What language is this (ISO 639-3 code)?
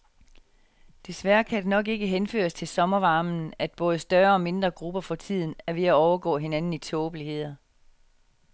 dan